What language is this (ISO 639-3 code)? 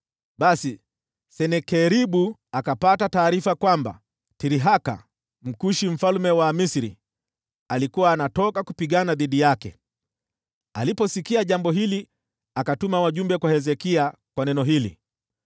swa